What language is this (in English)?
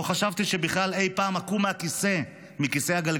Hebrew